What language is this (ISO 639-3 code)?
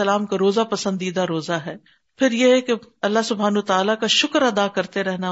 urd